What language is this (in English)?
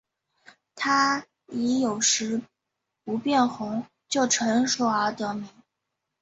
Chinese